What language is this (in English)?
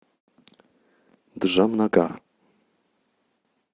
Russian